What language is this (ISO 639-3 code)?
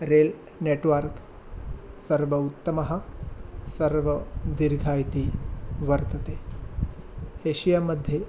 san